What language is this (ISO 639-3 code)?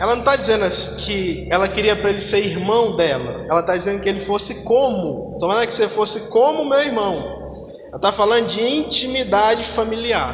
por